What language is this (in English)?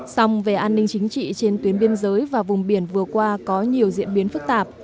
Vietnamese